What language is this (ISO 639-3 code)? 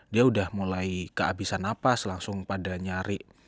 ind